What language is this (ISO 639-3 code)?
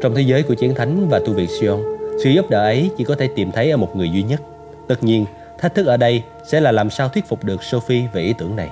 vie